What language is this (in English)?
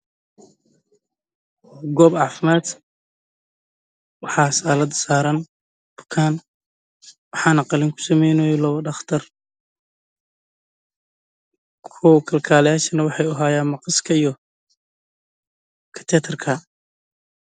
Somali